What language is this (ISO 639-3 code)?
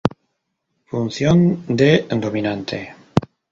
spa